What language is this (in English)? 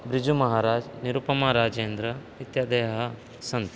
Sanskrit